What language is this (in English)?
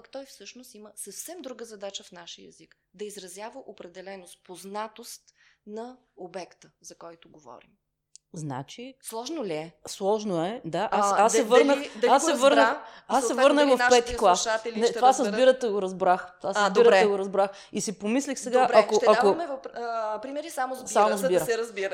Bulgarian